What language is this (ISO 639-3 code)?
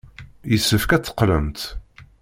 kab